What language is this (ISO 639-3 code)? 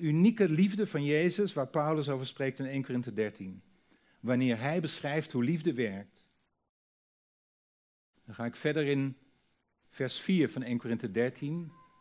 nld